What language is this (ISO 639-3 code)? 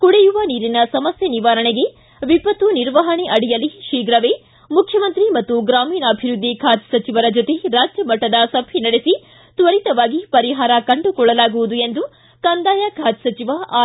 kan